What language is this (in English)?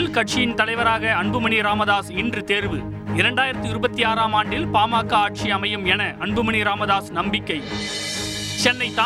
Tamil